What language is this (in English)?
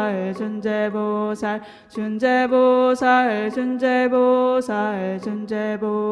Korean